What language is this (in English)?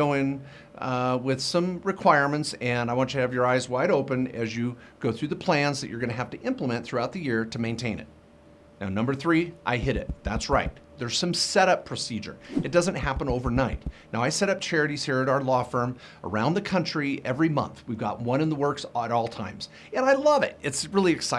English